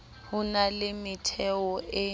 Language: Southern Sotho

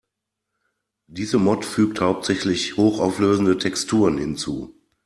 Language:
German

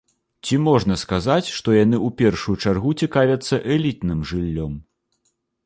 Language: Belarusian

